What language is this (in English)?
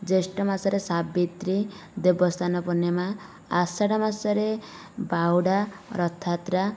Odia